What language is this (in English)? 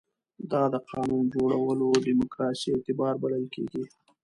Pashto